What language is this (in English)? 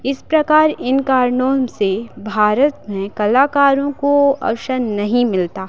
Hindi